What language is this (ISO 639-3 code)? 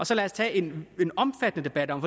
dan